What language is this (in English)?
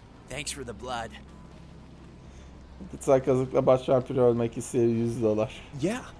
Turkish